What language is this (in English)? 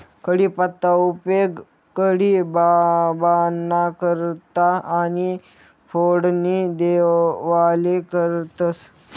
Marathi